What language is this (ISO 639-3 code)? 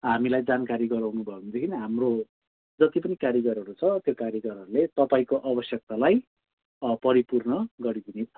nep